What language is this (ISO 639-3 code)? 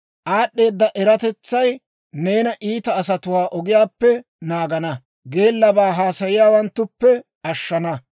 dwr